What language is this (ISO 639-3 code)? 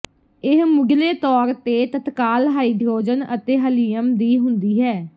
pan